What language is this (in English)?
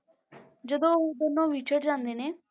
Punjabi